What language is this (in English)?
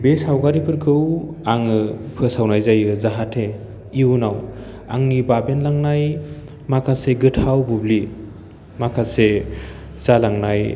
Bodo